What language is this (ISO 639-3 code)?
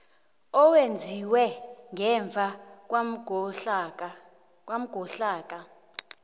nbl